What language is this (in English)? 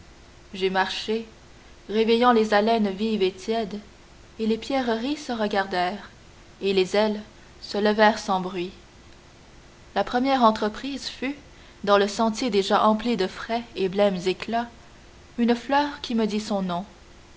French